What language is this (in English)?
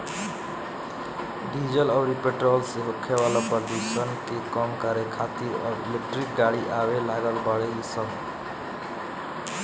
Bhojpuri